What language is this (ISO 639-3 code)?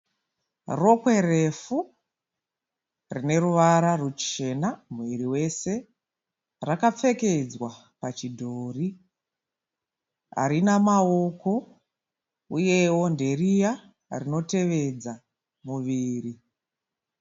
sna